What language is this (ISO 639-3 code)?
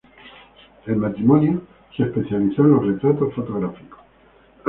spa